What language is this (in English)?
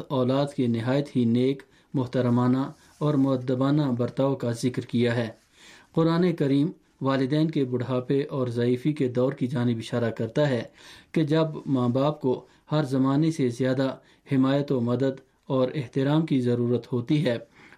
Urdu